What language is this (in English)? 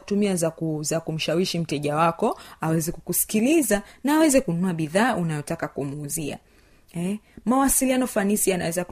Swahili